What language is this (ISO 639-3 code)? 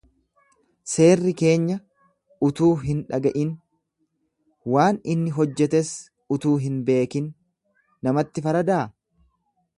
orm